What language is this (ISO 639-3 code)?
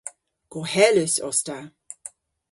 cor